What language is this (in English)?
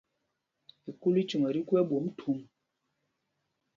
Mpumpong